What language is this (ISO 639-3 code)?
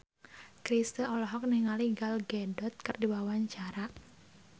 sun